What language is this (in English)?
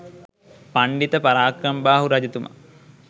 Sinhala